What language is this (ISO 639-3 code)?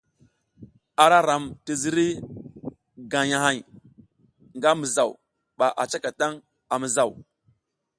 giz